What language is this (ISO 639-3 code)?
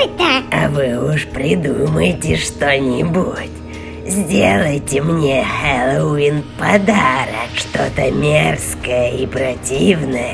rus